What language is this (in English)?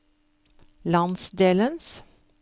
Norwegian